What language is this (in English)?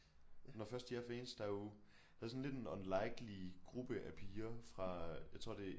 Danish